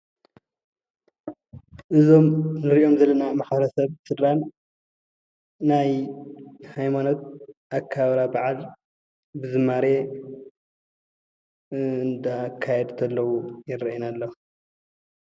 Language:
Tigrinya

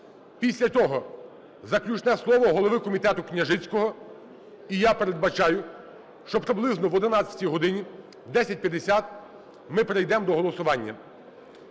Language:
Ukrainian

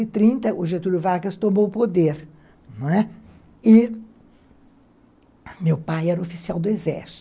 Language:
Portuguese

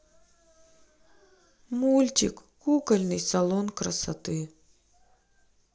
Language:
Russian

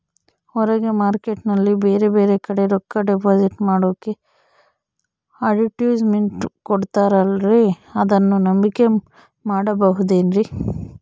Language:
Kannada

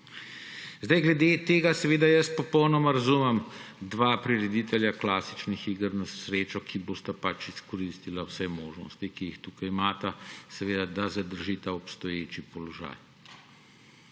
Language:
Slovenian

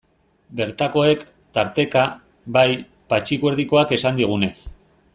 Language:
Basque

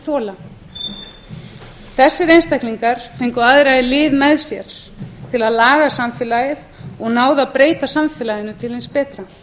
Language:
Icelandic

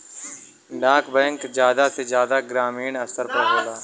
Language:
Bhojpuri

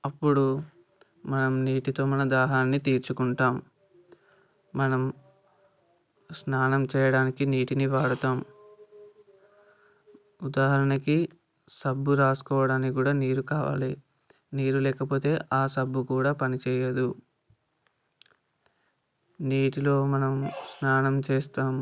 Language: Telugu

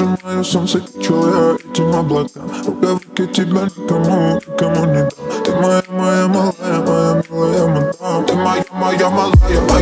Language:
Turkish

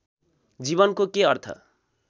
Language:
Nepali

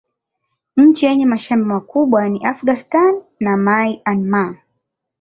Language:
Swahili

